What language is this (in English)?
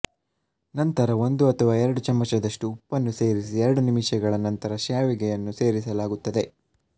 Kannada